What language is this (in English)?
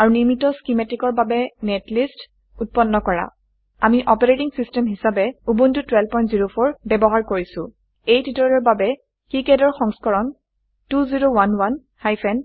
Assamese